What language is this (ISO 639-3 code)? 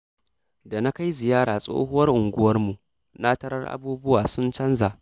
hau